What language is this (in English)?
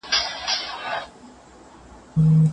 Pashto